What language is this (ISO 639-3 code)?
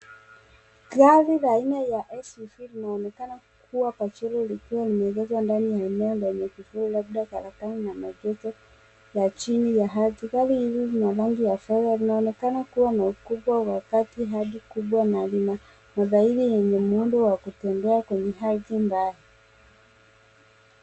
swa